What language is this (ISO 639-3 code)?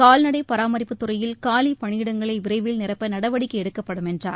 tam